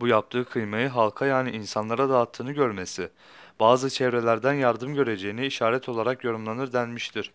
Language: Turkish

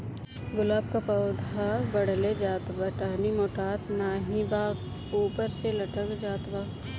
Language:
Bhojpuri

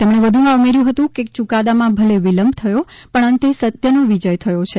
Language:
Gujarati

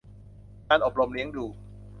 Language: Thai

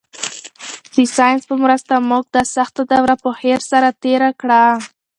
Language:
Pashto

